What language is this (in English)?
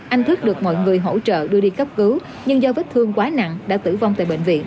Vietnamese